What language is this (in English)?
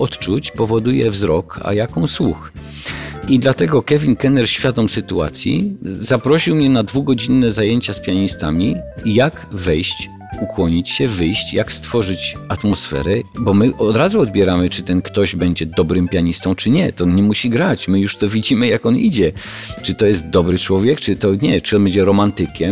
Polish